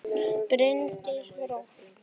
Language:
Icelandic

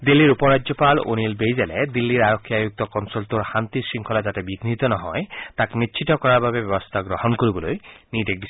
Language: Assamese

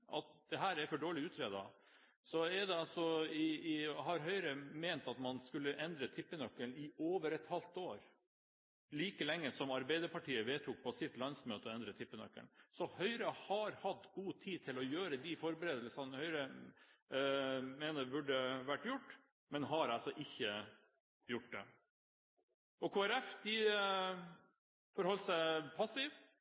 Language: Norwegian Bokmål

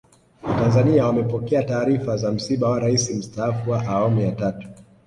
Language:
Swahili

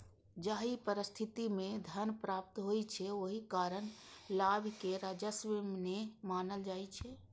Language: Maithili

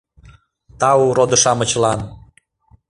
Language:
Mari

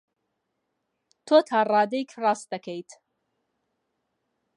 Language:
Central Kurdish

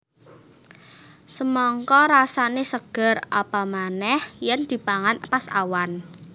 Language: Javanese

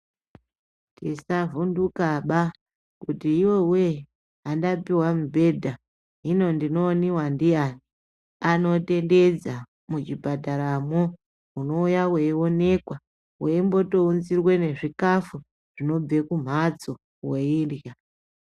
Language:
Ndau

